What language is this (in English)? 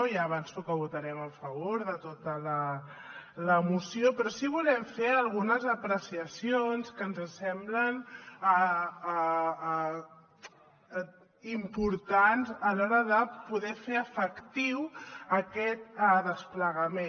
Catalan